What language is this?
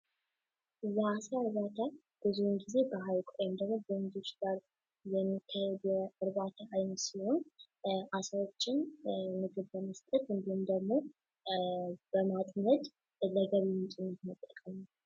Amharic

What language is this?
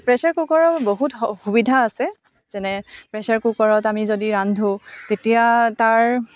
Assamese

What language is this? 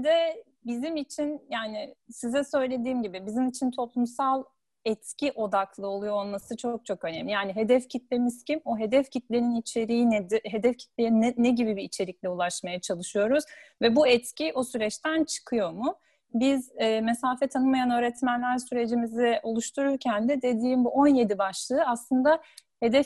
Turkish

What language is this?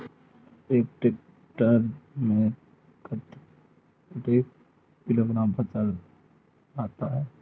Chhattisgarhi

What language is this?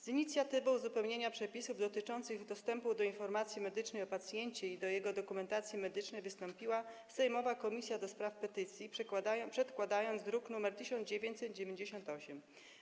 Polish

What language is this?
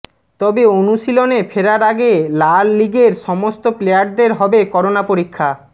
Bangla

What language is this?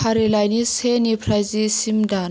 Bodo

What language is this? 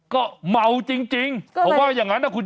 Thai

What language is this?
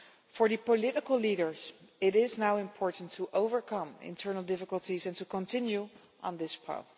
English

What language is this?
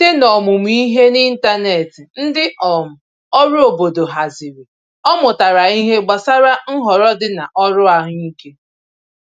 Igbo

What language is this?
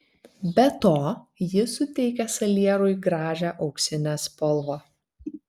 Lithuanian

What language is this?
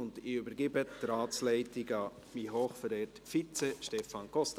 Swiss German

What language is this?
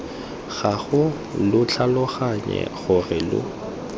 Tswana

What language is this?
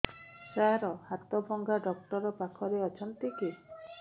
Odia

